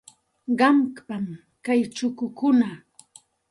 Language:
Santa Ana de Tusi Pasco Quechua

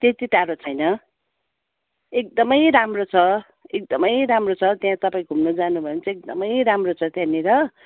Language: Nepali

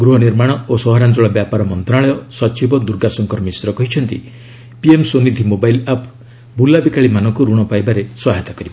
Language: Odia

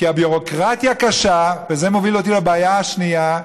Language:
Hebrew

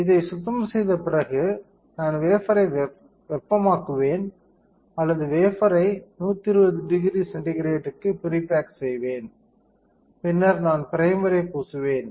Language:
Tamil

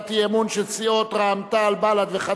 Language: Hebrew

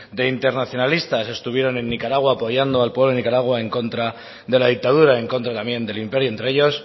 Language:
Spanish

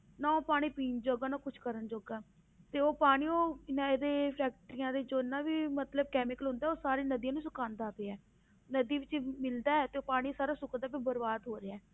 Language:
Punjabi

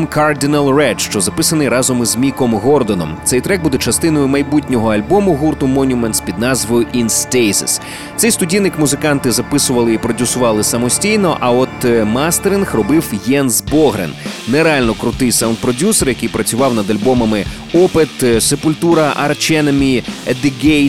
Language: Ukrainian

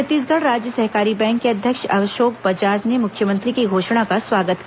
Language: Hindi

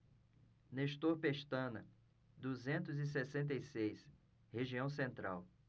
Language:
Portuguese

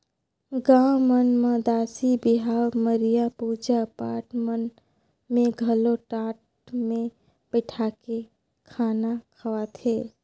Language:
Chhattisgarhi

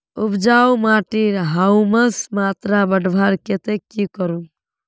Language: Magahi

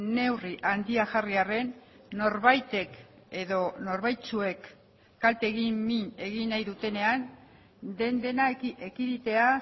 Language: Basque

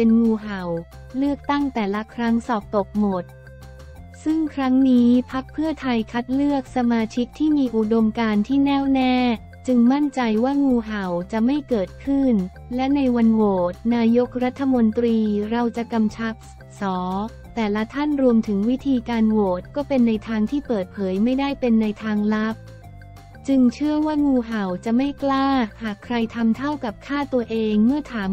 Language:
Thai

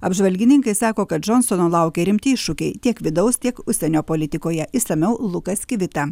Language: Lithuanian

